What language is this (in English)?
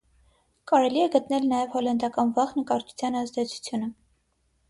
Armenian